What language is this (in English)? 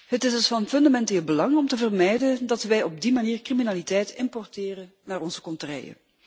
Dutch